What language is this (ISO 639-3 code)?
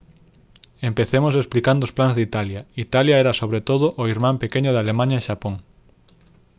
glg